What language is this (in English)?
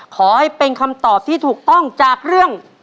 Thai